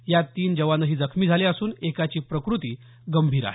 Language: Marathi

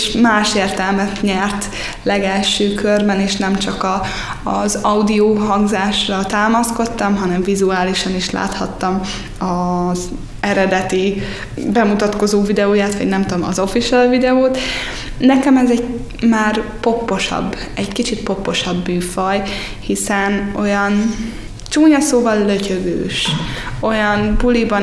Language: Hungarian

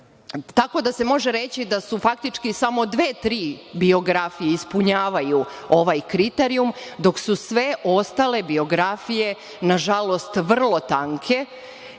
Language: Serbian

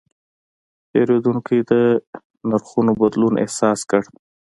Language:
Pashto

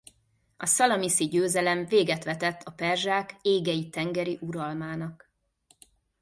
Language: Hungarian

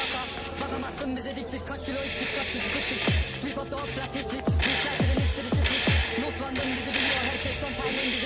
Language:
Portuguese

